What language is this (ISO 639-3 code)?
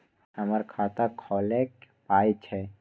mai